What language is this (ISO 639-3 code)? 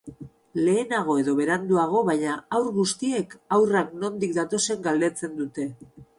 eus